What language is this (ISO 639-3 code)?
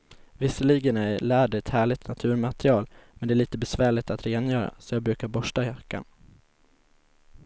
swe